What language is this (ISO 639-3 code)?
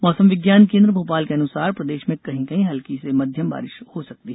hin